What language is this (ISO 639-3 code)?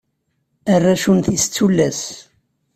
kab